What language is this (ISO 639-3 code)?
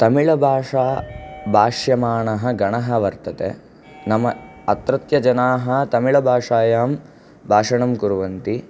san